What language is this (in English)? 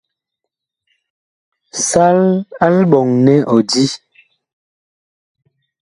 Bakoko